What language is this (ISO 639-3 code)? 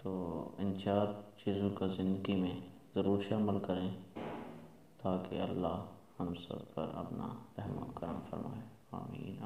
eng